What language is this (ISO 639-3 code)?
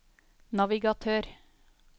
nor